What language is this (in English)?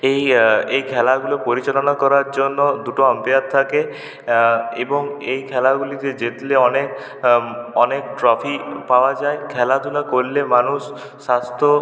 Bangla